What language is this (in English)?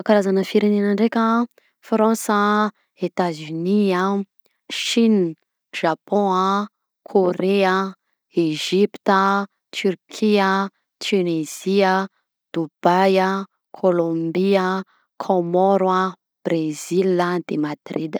Southern Betsimisaraka Malagasy